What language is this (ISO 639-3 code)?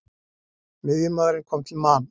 isl